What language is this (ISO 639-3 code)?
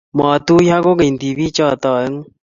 kln